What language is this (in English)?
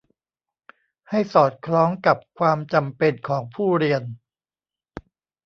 Thai